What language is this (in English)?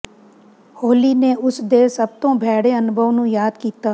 Punjabi